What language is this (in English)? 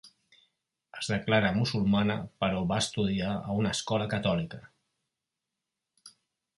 Catalan